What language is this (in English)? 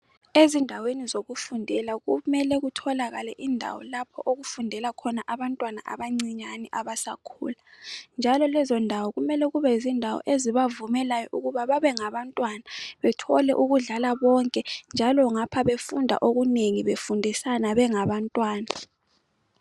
North Ndebele